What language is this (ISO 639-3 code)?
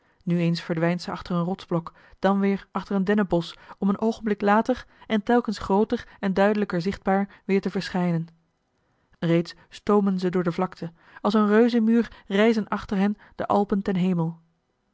nld